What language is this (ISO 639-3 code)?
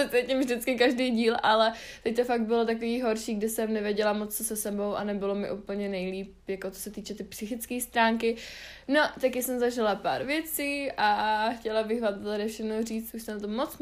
ces